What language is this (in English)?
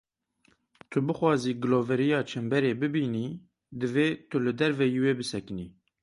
Kurdish